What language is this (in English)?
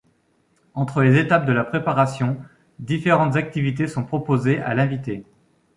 French